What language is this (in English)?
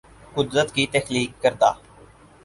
Urdu